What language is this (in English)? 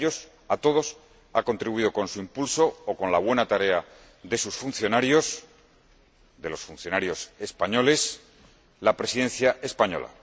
Spanish